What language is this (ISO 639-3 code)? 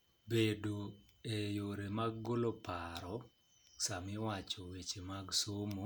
luo